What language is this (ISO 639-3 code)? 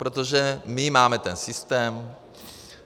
ces